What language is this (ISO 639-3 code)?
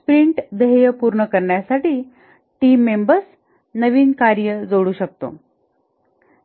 mar